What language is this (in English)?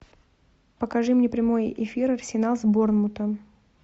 Russian